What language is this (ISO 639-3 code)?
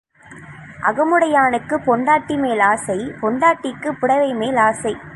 tam